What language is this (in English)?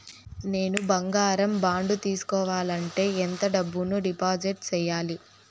Telugu